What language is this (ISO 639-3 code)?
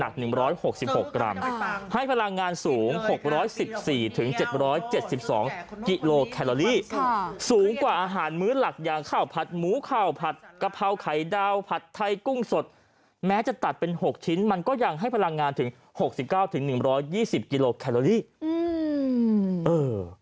tha